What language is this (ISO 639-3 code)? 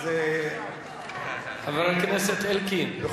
heb